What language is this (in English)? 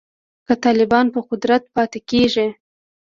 Pashto